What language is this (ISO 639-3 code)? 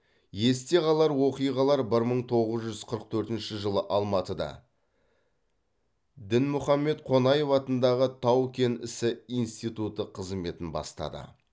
kaz